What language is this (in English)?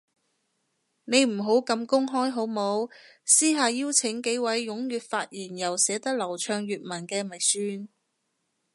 Cantonese